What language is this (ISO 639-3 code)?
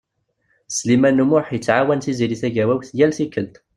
kab